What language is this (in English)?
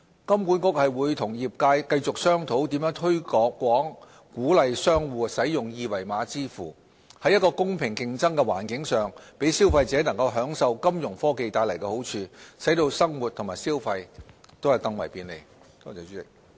Cantonese